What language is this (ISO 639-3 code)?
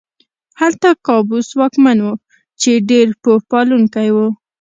pus